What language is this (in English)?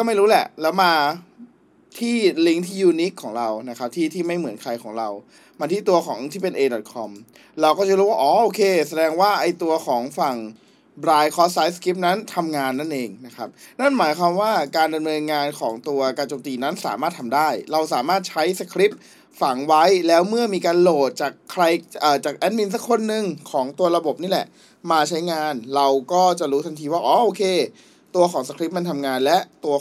Thai